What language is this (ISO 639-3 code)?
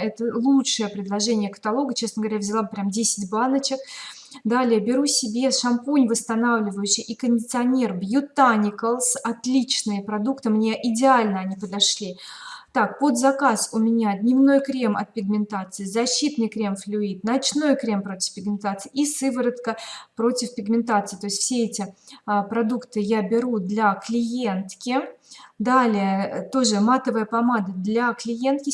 rus